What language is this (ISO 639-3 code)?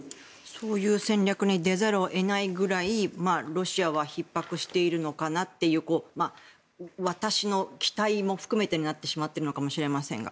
jpn